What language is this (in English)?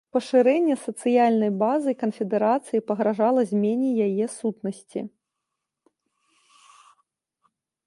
Belarusian